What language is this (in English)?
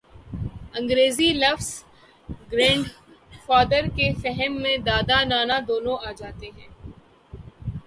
Urdu